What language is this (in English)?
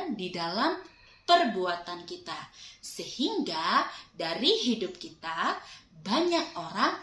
Indonesian